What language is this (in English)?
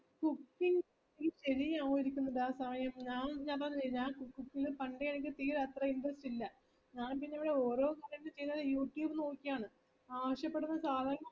Malayalam